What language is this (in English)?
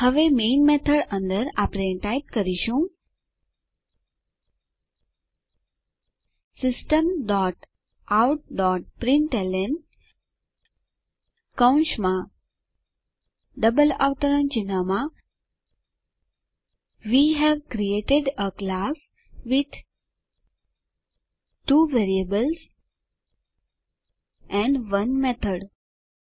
Gujarati